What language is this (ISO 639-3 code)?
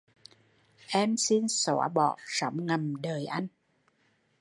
vie